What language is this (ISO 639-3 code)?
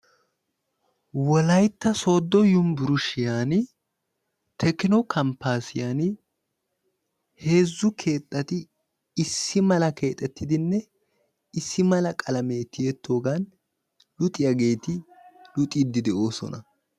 wal